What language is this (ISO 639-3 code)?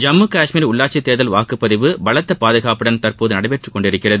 tam